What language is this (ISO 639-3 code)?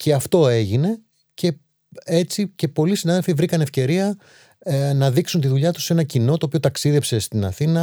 ell